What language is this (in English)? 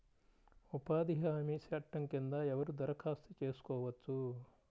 Telugu